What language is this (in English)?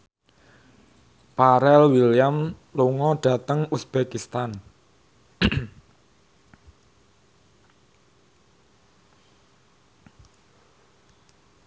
Javanese